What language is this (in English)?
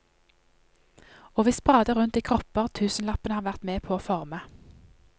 Norwegian